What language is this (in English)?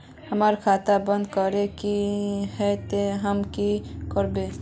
Magahi